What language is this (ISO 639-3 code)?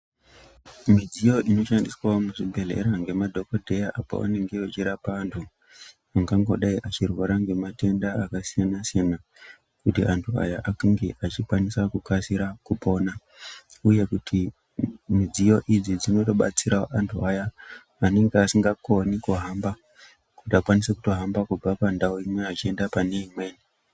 ndc